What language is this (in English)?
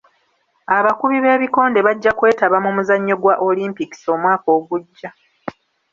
Ganda